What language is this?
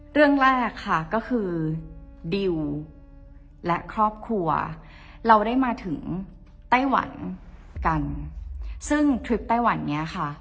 Thai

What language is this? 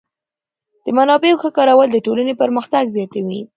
Pashto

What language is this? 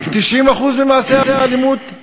Hebrew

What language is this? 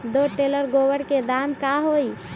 Magahi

